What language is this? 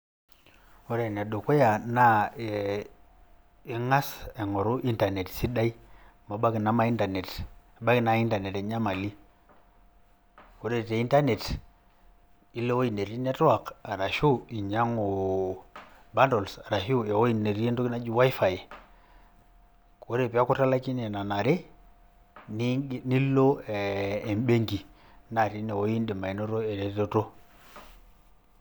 Masai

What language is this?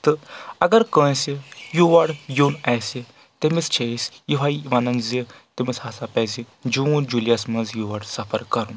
Kashmiri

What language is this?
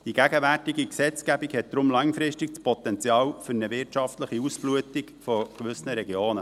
Swiss German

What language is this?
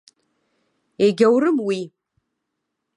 Abkhazian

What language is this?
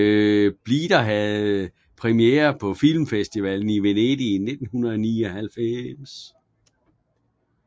Danish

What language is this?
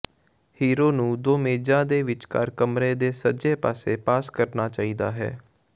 Punjabi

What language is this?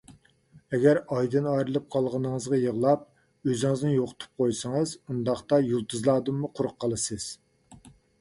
Uyghur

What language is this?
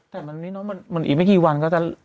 Thai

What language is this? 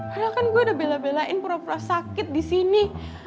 Indonesian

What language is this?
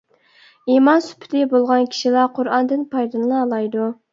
Uyghur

